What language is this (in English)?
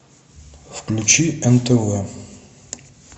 Russian